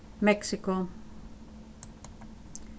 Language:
Faroese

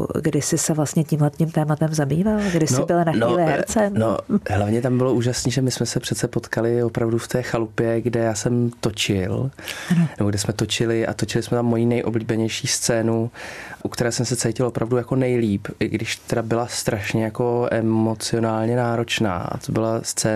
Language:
Czech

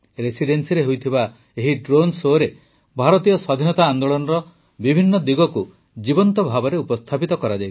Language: Odia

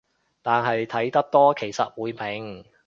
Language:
Cantonese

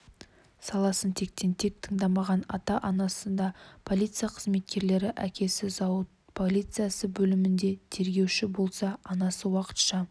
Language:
Kazakh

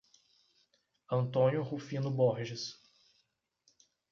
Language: Portuguese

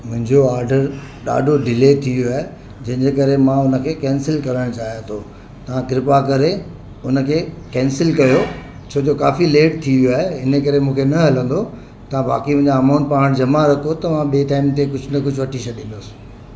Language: Sindhi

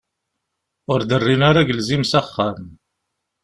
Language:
Kabyle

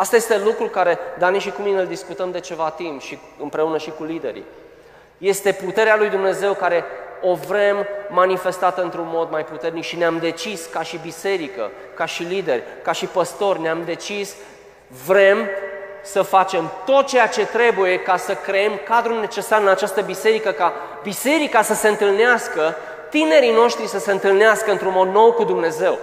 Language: Romanian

